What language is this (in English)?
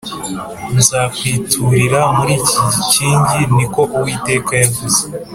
Kinyarwanda